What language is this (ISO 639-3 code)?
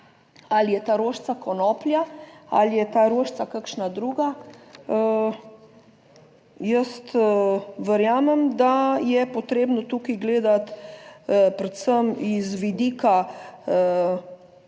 slv